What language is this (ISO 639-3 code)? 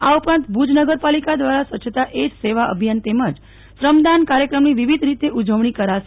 guj